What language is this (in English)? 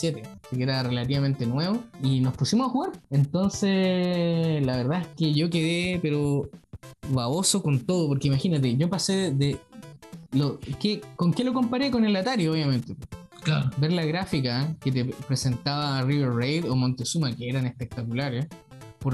Spanish